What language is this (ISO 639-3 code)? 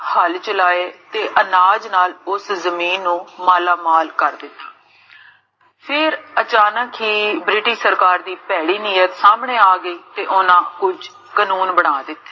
pan